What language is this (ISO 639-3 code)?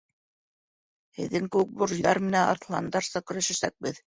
bak